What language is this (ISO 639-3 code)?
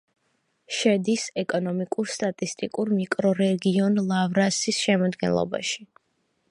kat